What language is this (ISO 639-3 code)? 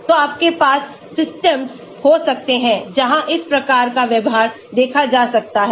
hin